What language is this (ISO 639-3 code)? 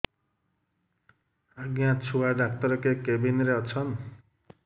ori